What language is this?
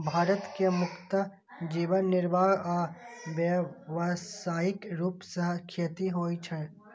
Maithili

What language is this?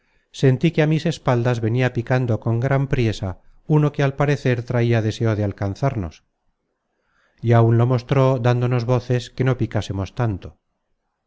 Spanish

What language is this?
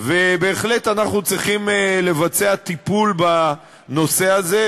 Hebrew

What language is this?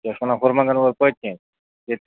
Kashmiri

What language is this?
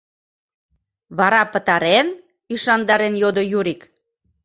Mari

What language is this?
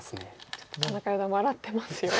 Japanese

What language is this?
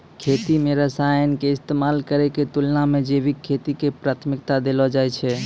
Maithili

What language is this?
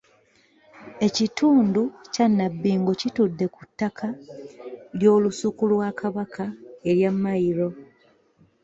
Ganda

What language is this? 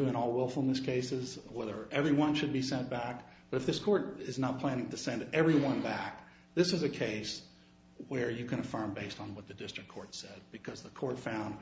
English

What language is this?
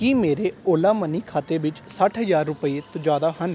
Punjabi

